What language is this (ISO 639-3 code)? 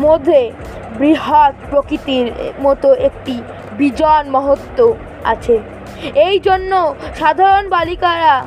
ben